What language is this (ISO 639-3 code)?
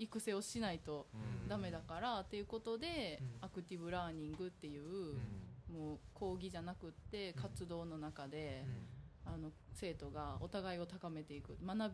jpn